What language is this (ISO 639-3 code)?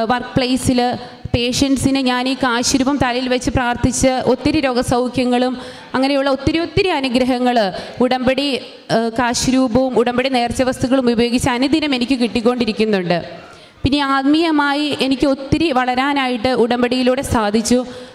mal